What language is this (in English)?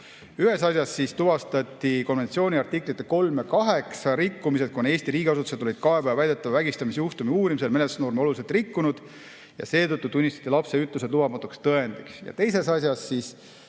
Estonian